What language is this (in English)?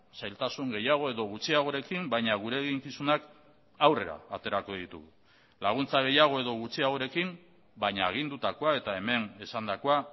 Basque